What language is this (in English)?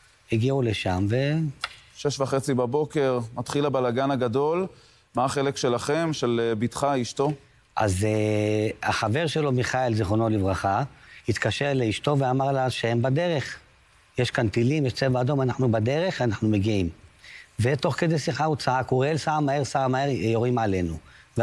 Hebrew